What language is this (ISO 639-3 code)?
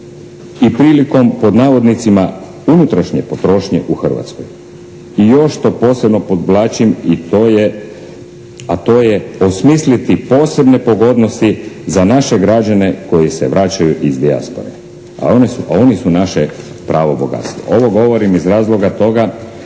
hrv